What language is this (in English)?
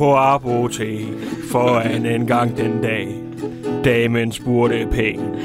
Danish